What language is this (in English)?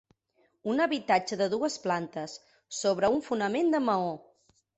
Catalan